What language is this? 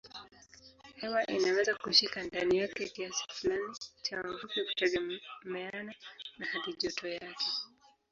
Swahili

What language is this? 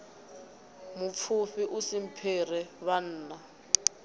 Venda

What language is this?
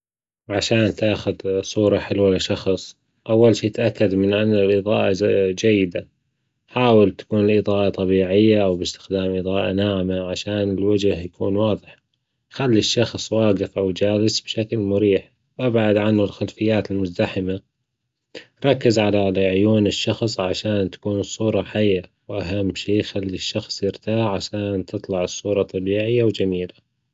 Gulf Arabic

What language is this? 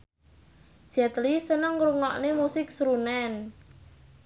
Javanese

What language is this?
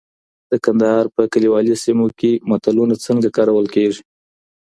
Pashto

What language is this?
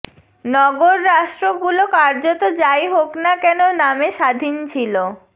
Bangla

